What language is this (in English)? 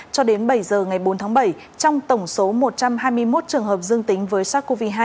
Vietnamese